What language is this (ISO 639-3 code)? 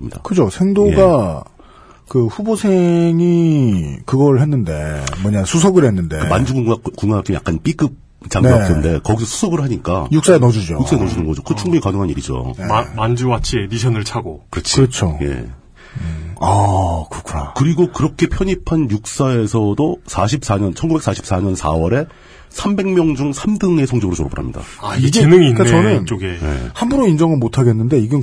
kor